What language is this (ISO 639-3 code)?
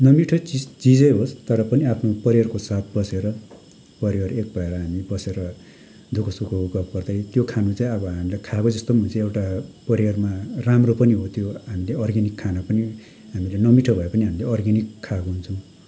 nep